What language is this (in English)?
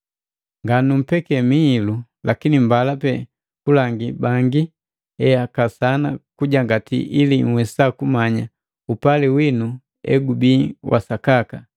Matengo